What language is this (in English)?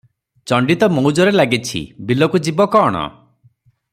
Odia